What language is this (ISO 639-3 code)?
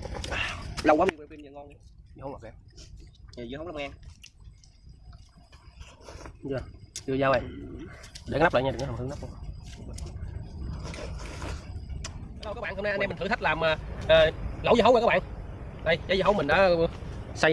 vie